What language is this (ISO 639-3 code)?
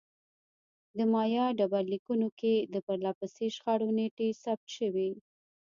pus